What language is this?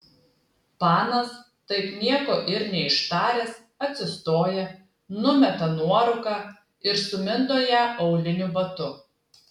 Lithuanian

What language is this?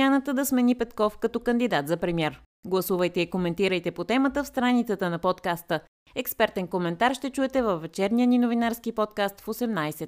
Bulgarian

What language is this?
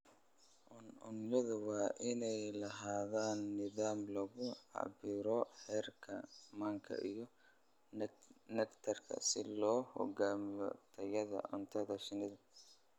Somali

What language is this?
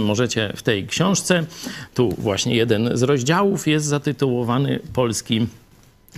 Polish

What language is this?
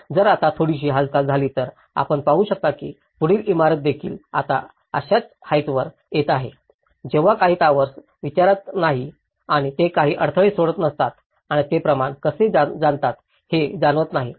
Marathi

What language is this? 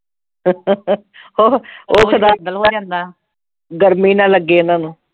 Punjabi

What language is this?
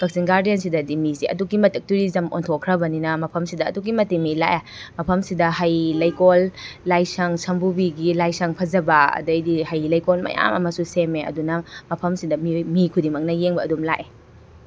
Manipuri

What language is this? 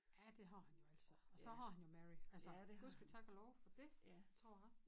Danish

